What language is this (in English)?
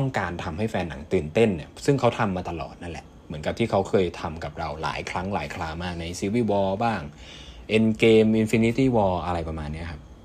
Thai